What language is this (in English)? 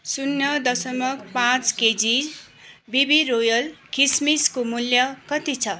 Nepali